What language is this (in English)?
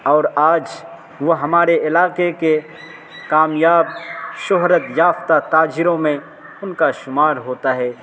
Urdu